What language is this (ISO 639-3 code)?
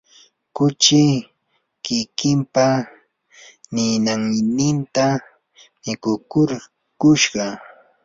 qur